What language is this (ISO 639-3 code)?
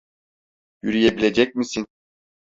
tur